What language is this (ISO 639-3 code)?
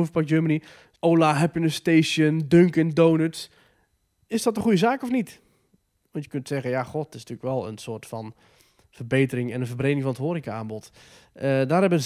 nld